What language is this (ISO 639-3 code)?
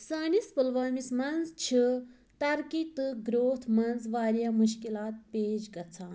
kas